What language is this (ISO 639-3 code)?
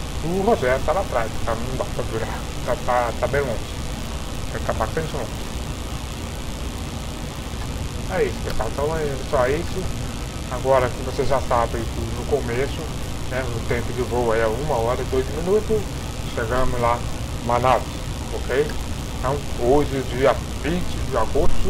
por